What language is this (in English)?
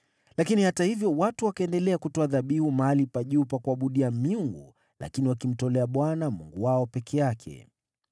Swahili